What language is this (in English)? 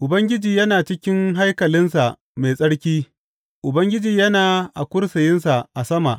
Hausa